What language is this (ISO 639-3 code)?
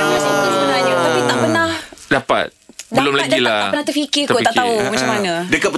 msa